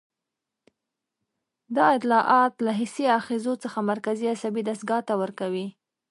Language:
Pashto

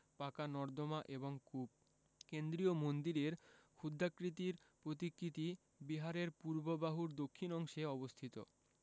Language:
Bangla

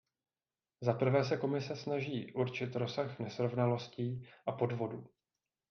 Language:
Czech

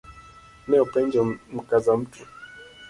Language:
Luo (Kenya and Tanzania)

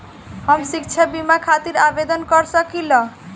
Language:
Bhojpuri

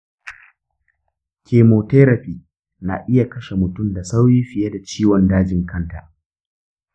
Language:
Hausa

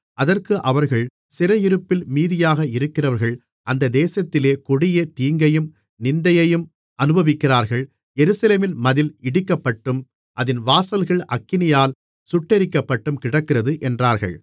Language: Tamil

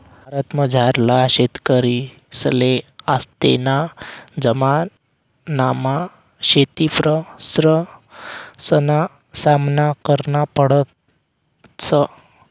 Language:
Marathi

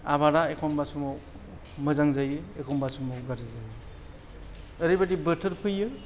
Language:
Bodo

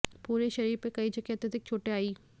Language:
Hindi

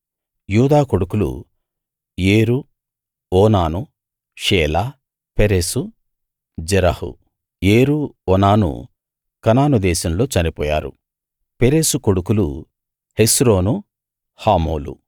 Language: Telugu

